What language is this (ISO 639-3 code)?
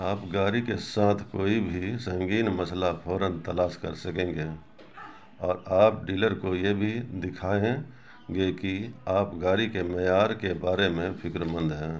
urd